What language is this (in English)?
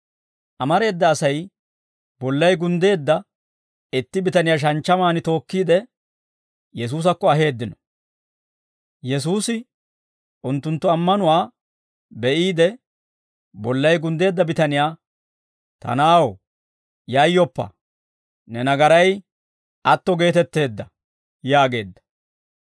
Dawro